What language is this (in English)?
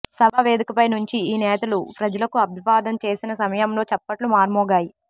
Telugu